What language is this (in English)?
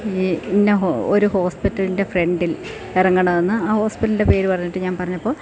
Malayalam